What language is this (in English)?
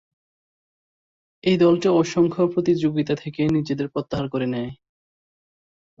Bangla